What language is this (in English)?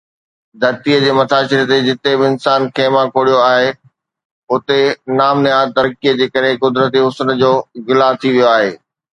Sindhi